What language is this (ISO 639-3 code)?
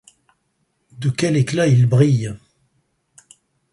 fra